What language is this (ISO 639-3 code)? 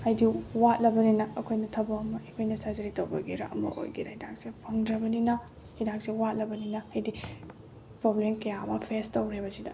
mni